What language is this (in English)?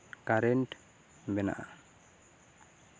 Santali